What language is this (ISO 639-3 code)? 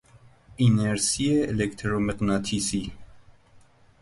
fas